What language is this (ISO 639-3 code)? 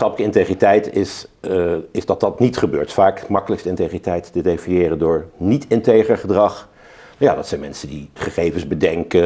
nld